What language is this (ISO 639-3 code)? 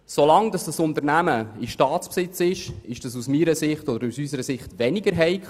gsw